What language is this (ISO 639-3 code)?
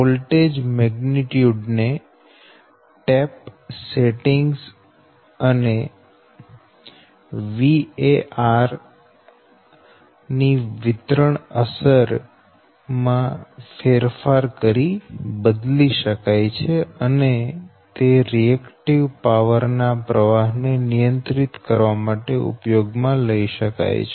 guj